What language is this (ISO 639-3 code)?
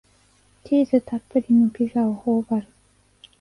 jpn